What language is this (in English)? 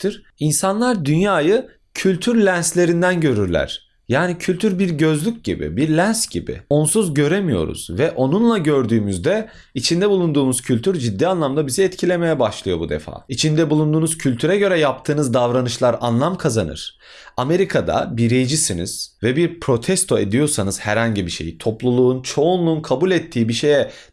Turkish